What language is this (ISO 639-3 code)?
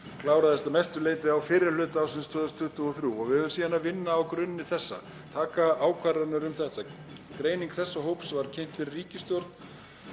isl